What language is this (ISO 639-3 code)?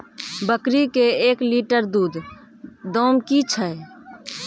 mai